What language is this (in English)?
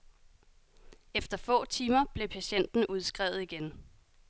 Danish